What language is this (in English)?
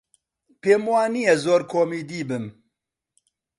Central Kurdish